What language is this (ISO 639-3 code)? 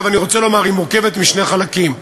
heb